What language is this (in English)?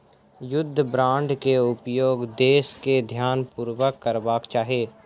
Maithili